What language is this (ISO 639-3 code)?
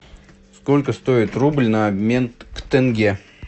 rus